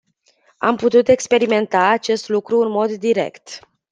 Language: Romanian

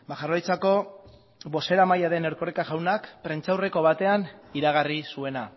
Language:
Basque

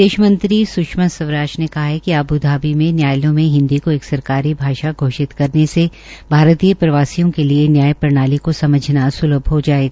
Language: Hindi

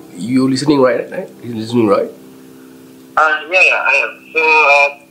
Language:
Malay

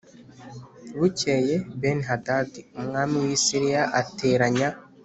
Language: Kinyarwanda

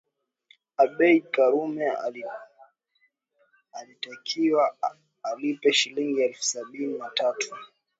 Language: Swahili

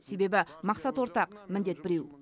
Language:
Kazakh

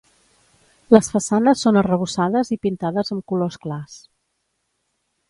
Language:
Catalan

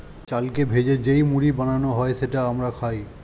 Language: Bangla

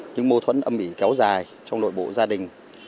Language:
Vietnamese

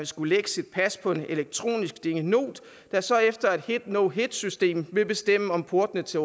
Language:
Danish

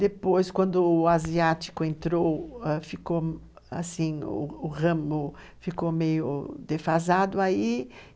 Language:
Portuguese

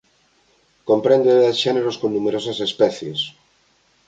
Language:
Galician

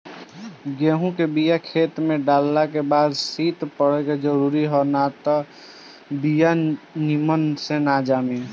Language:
Bhojpuri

